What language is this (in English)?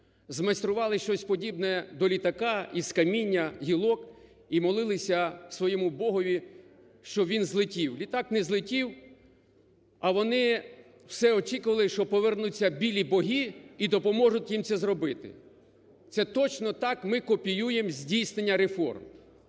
Ukrainian